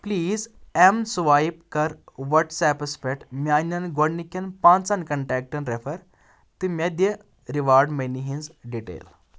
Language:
Kashmiri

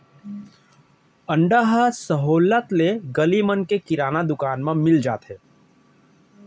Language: Chhattisgarhi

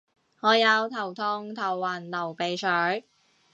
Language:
Cantonese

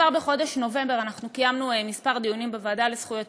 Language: Hebrew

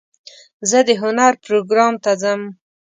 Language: Pashto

